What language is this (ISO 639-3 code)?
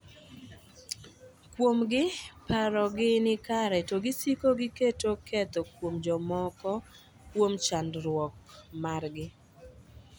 luo